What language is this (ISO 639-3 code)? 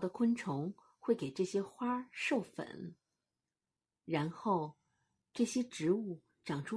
zho